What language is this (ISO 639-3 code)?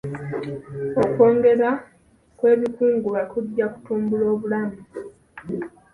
lug